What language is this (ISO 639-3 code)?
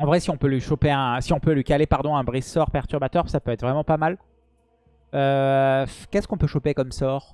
fra